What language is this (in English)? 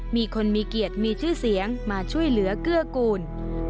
Thai